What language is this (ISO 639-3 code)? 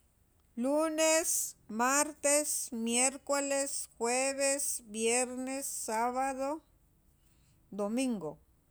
quv